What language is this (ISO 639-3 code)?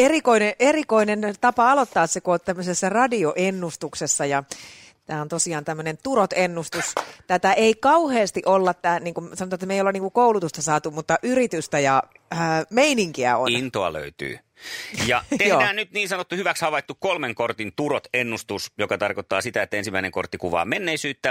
fin